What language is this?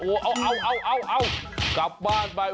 Thai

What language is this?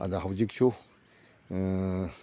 Manipuri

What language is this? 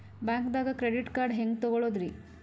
Kannada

